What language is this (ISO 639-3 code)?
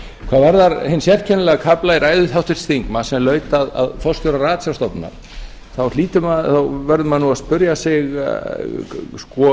isl